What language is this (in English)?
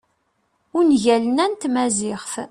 Kabyle